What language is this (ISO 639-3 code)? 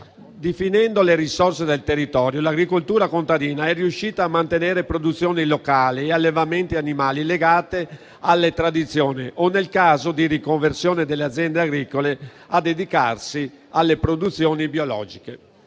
ita